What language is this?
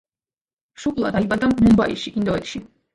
Georgian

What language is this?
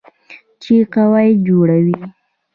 Pashto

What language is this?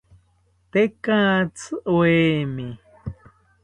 South Ucayali Ashéninka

